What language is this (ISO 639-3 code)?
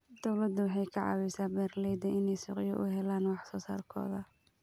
som